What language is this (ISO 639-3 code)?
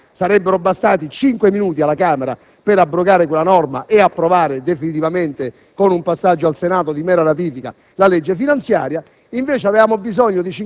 ita